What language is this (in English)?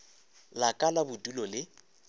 Northern Sotho